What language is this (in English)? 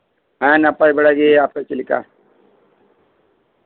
Santali